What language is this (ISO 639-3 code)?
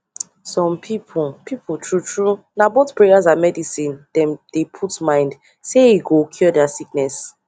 pcm